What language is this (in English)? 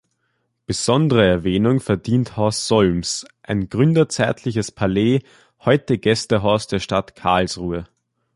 German